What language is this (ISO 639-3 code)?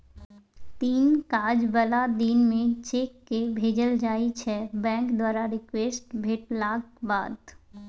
mai